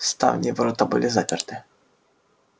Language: Russian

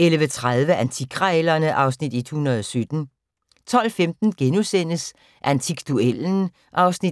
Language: Danish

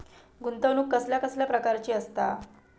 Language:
Marathi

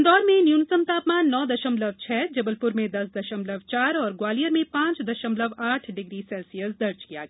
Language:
Hindi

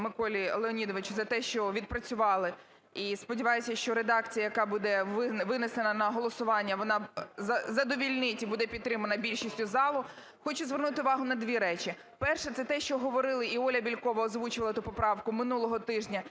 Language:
Ukrainian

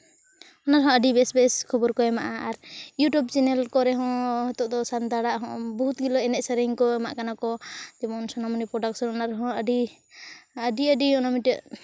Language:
Santali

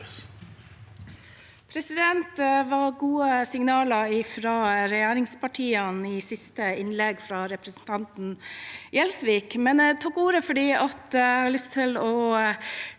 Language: Norwegian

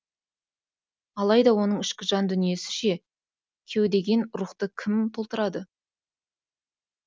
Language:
Kazakh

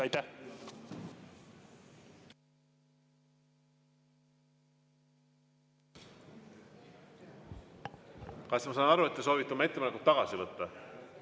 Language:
Estonian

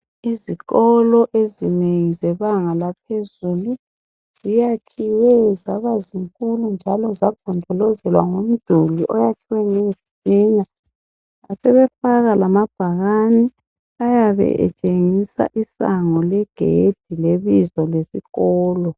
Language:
North Ndebele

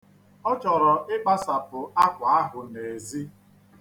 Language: Igbo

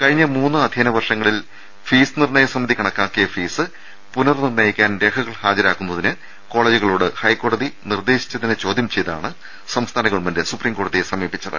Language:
Malayalam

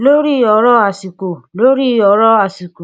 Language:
Yoruba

